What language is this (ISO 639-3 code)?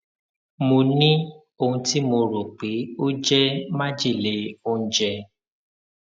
yor